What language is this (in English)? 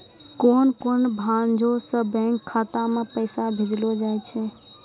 Maithili